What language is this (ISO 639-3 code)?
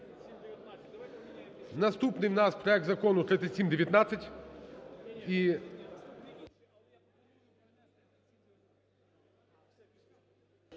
ukr